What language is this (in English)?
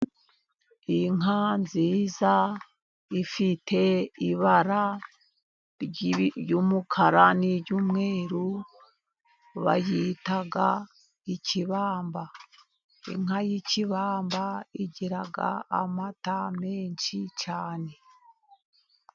Kinyarwanda